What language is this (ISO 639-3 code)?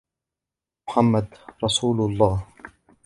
ara